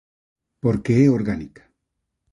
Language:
Galician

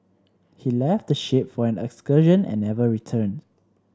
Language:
English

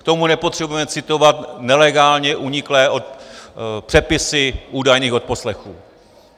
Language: Czech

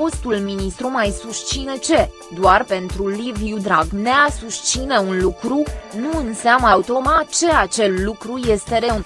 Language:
Romanian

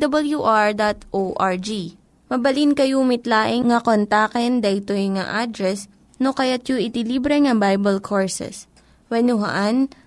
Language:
Filipino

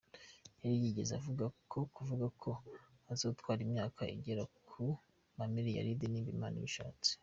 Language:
Kinyarwanda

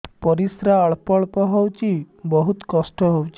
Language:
Odia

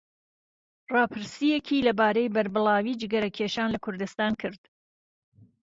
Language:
Central Kurdish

